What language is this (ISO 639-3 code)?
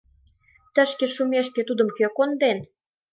chm